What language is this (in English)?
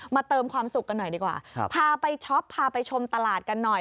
Thai